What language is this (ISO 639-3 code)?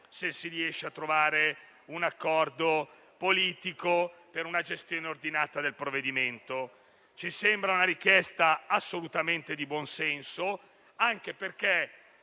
ita